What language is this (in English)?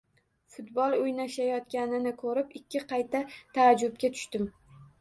Uzbek